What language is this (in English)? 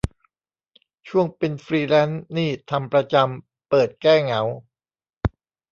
Thai